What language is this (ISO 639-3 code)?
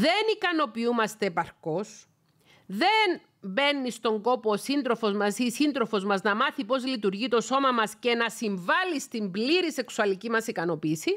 ell